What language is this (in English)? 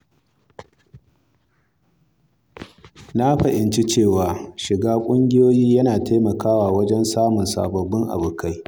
Hausa